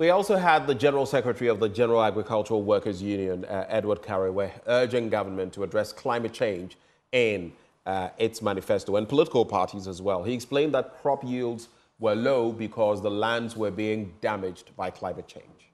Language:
English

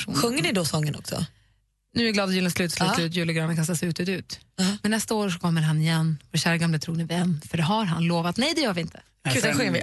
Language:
Swedish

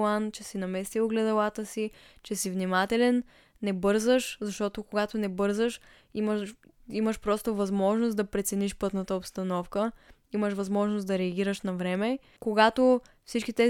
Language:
Bulgarian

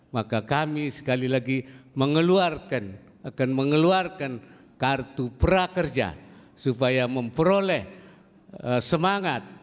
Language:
Indonesian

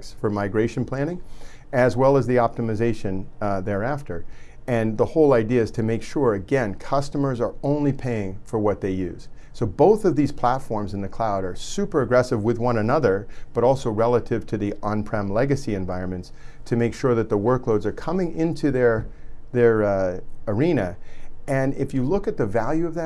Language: English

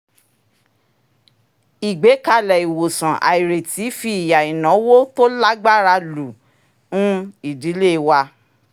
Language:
Yoruba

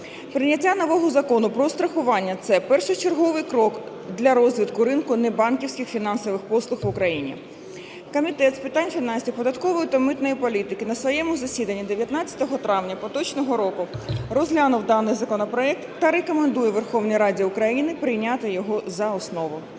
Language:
Ukrainian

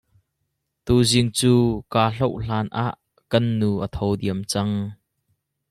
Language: Hakha Chin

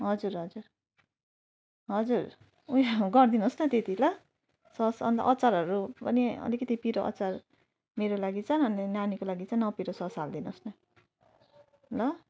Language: Nepali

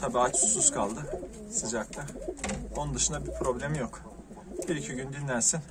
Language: Turkish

